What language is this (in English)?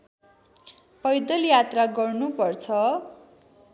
Nepali